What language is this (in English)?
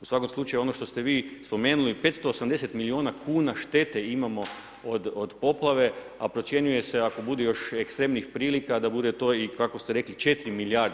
Croatian